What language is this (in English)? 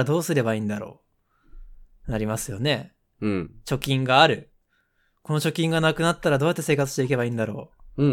Japanese